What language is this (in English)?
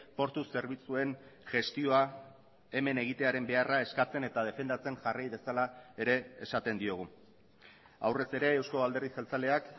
Basque